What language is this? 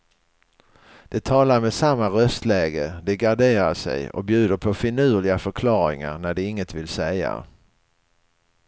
Swedish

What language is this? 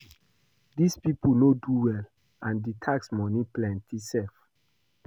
Nigerian Pidgin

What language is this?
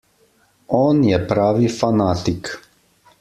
Slovenian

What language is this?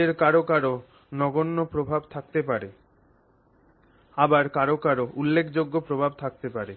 Bangla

